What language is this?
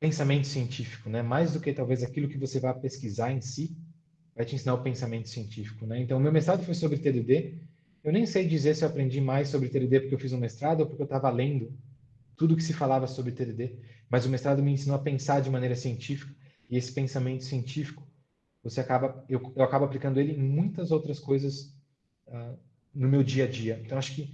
Portuguese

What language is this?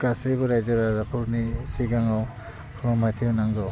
Bodo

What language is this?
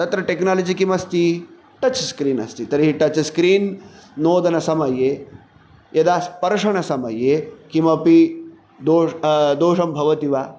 Sanskrit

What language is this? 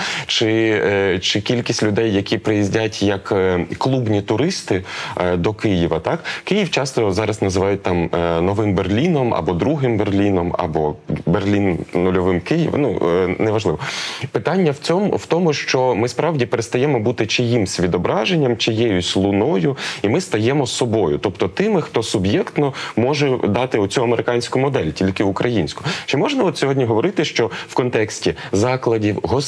Ukrainian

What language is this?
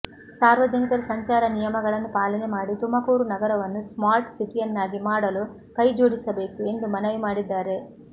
Kannada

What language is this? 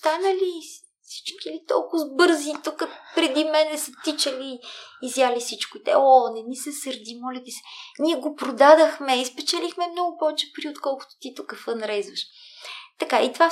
Bulgarian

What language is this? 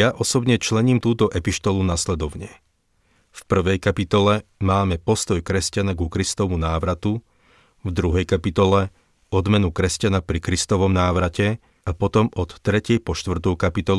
Slovak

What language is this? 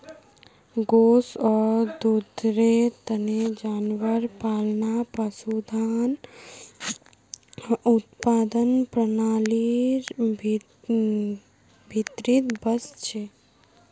Magahi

